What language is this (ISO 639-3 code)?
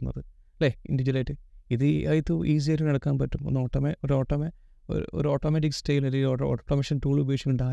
mal